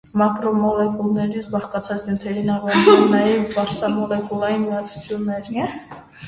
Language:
Armenian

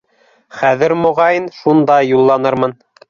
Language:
Bashkir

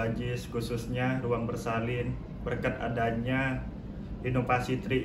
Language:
Indonesian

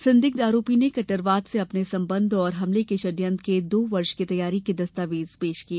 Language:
Hindi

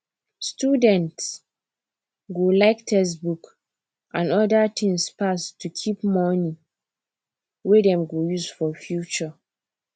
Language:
Nigerian Pidgin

